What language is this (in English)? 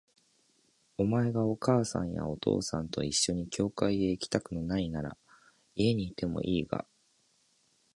Japanese